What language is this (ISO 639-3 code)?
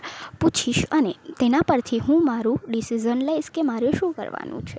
guj